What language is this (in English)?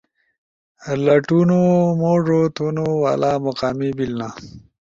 Ushojo